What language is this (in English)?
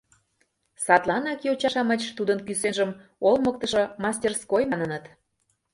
Mari